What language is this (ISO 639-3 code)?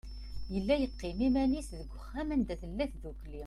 kab